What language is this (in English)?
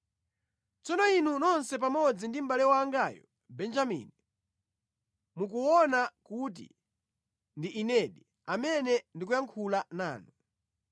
Nyanja